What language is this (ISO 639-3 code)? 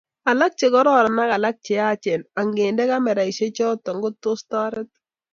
kln